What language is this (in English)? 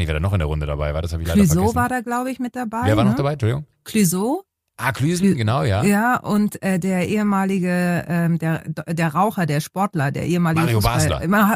German